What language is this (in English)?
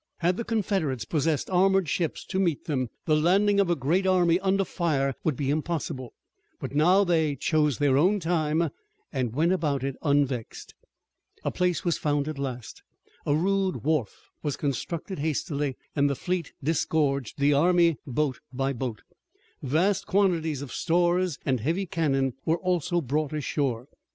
English